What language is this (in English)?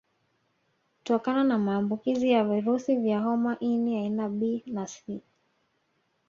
Swahili